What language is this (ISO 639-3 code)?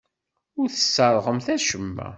kab